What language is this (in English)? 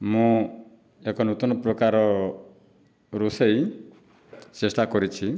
Odia